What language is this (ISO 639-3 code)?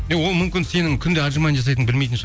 kaz